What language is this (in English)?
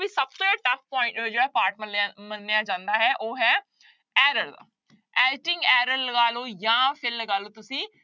Punjabi